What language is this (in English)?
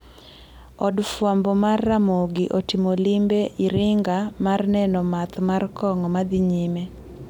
Luo (Kenya and Tanzania)